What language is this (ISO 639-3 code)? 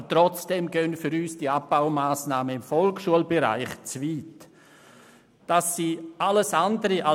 gsw